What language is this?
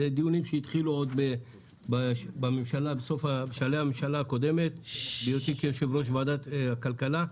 Hebrew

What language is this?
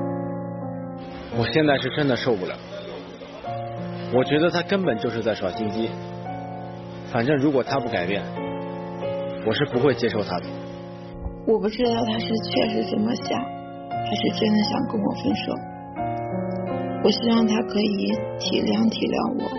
Chinese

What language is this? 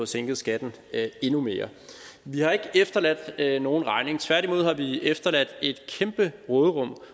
Danish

